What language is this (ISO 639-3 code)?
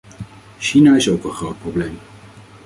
nld